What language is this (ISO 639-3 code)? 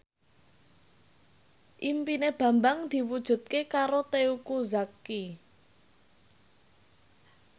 jav